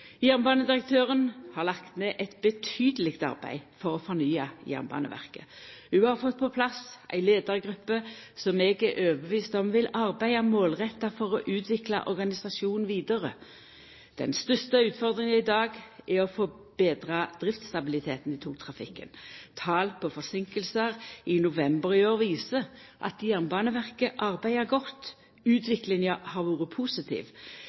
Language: Norwegian Nynorsk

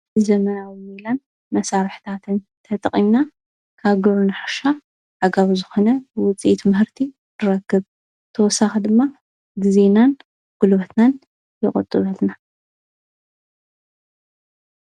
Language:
Tigrinya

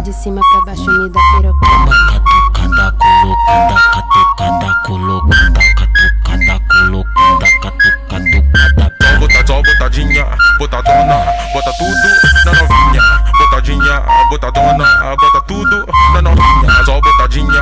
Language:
Portuguese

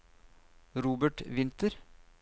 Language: Norwegian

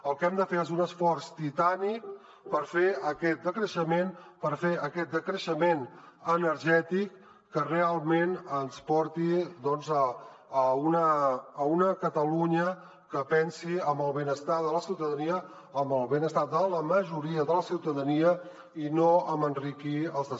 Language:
Catalan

